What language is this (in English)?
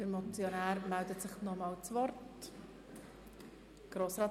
Swiss German